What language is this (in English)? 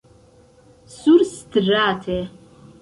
Esperanto